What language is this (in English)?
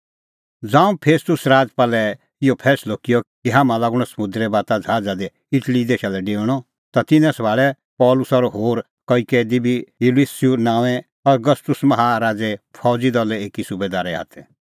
Kullu Pahari